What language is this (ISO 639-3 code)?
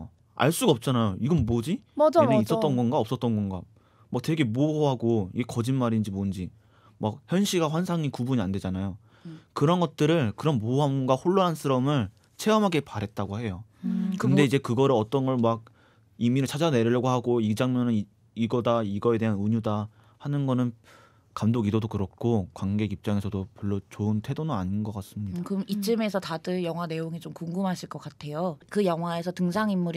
kor